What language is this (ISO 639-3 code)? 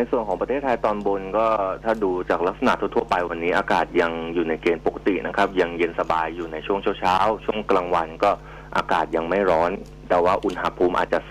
tha